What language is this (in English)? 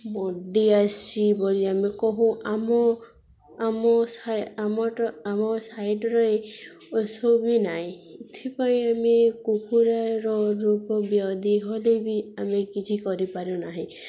Odia